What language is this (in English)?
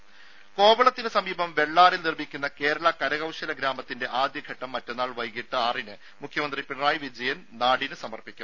Malayalam